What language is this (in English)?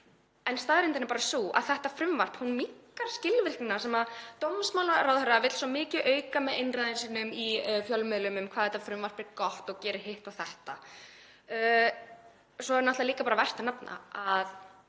Icelandic